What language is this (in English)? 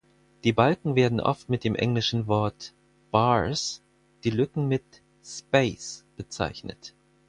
German